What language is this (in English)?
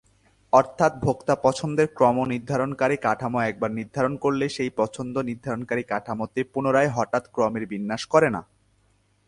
Bangla